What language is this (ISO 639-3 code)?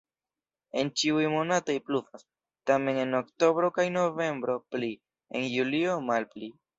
epo